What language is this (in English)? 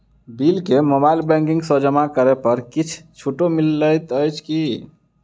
Maithili